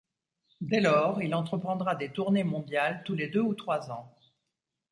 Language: French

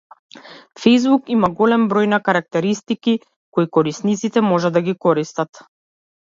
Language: Macedonian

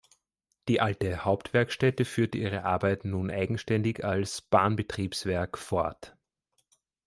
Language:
German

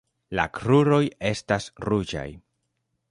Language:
Esperanto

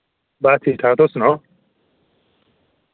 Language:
Dogri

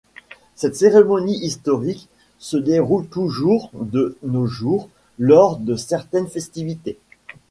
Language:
French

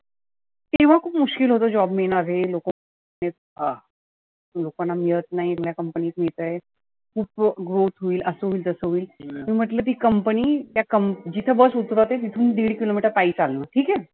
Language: Marathi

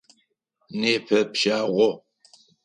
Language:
Adyghe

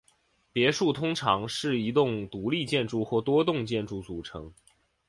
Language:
Chinese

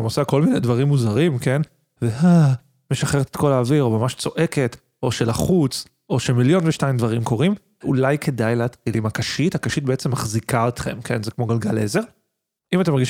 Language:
Hebrew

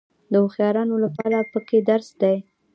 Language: Pashto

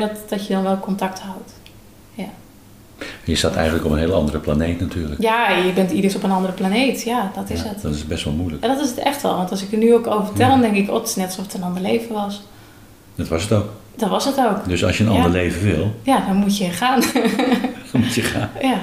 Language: Dutch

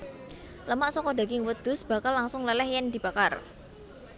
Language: Javanese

